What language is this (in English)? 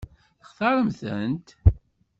Kabyle